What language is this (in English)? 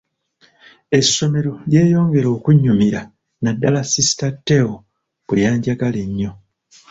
Ganda